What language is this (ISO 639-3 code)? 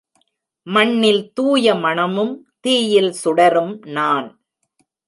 tam